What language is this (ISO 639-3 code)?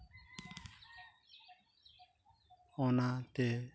sat